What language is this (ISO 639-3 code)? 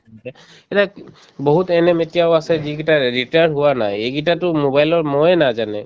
asm